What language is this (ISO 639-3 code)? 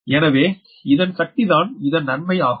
tam